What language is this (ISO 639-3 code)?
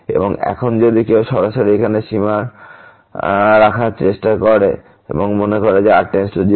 ben